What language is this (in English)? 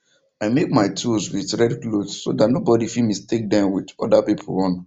Nigerian Pidgin